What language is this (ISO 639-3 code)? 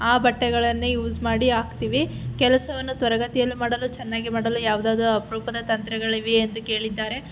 kan